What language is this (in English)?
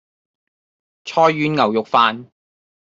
Cantonese